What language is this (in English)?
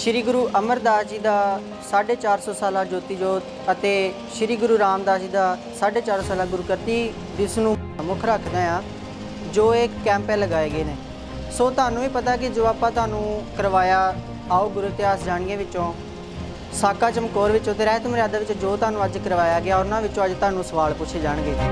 Punjabi